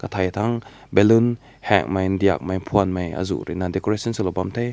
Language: Rongmei Naga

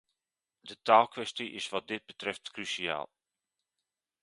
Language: Dutch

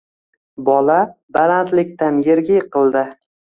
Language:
Uzbek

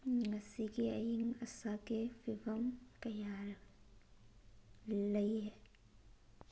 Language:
Manipuri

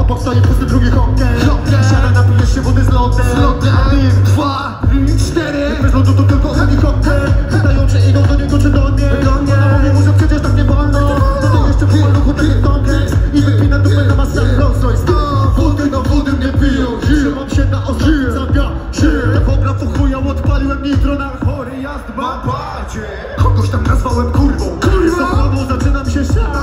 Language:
Polish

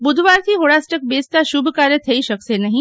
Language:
Gujarati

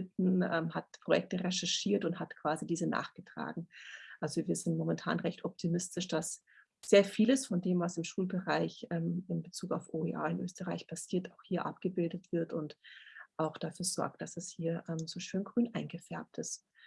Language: German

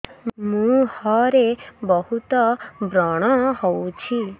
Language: Odia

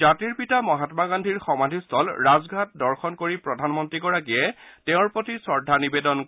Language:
Assamese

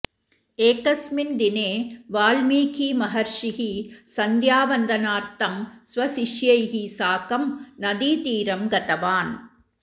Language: Sanskrit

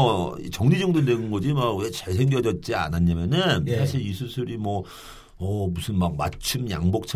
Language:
Korean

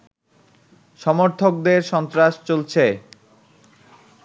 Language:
Bangla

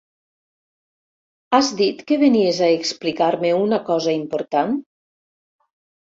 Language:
Catalan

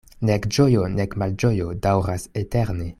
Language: Esperanto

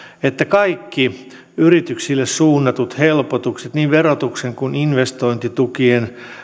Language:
Finnish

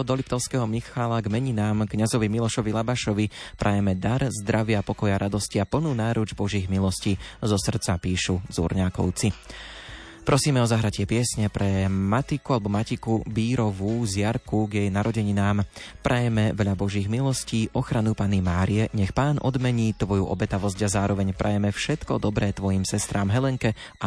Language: Slovak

